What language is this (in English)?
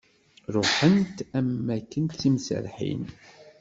Kabyle